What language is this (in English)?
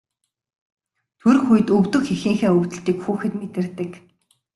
Mongolian